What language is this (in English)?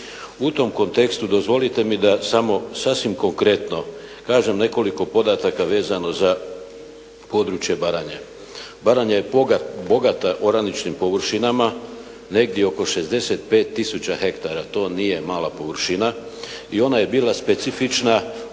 Croatian